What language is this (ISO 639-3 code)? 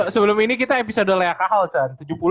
ind